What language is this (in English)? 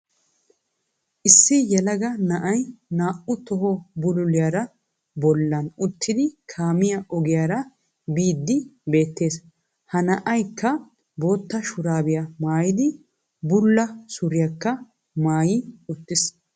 Wolaytta